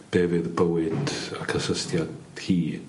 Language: Welsh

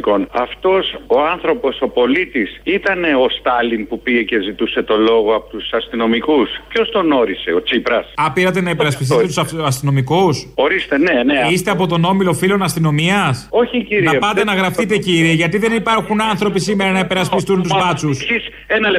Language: Greek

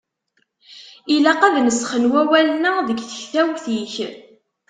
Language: Kabyle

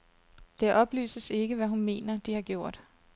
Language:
Danish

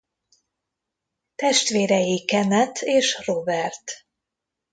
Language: Hungarian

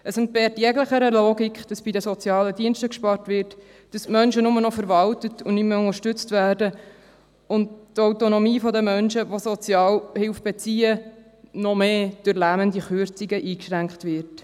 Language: Swiss German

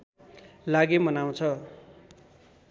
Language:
Nepali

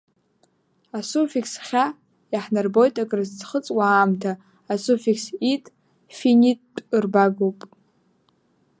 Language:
Abkhazian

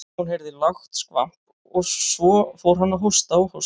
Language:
Icelandic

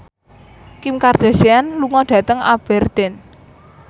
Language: Javanese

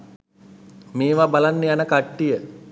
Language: Sinhala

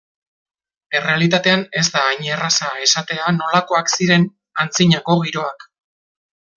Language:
Basque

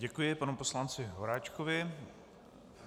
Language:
Czech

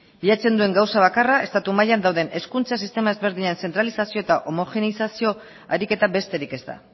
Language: Basque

